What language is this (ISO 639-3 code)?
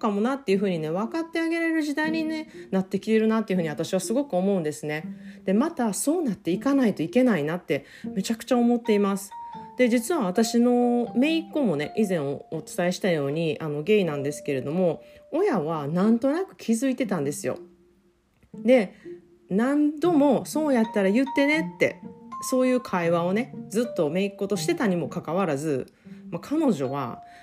jpn